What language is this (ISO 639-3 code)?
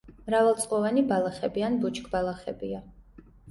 kat